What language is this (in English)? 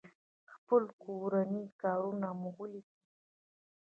Pashto